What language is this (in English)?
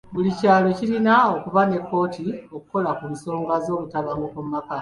Ganda